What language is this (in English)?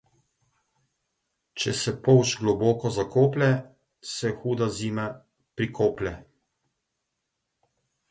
Slovenian